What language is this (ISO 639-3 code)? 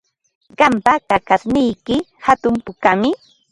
qva